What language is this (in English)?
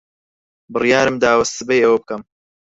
Central Kurdish